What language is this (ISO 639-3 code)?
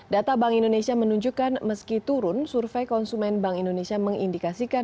ind